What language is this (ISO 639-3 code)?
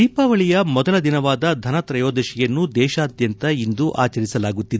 kan